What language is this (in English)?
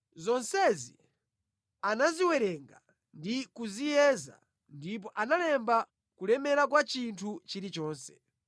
Nyanja